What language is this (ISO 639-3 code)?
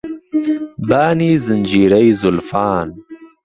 ckb